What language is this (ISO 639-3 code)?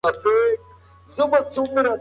pus